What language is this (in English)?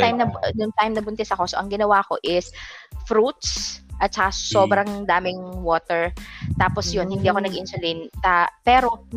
Filipino